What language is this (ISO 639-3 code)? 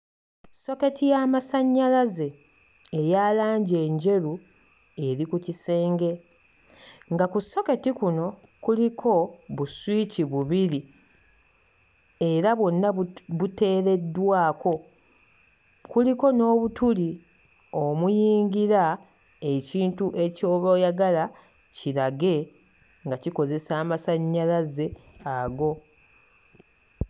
lug